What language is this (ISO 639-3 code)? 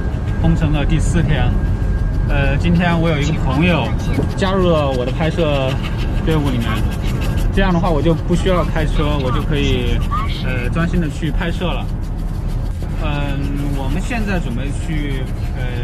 zho